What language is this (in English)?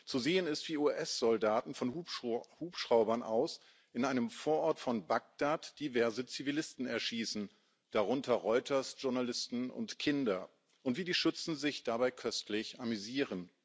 German